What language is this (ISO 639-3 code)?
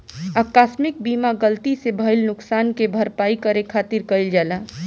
bho